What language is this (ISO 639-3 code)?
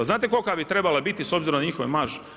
hrv